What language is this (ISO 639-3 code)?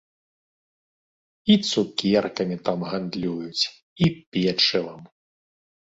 bel